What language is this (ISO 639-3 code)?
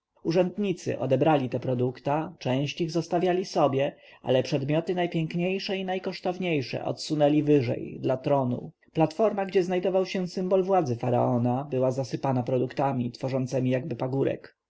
pol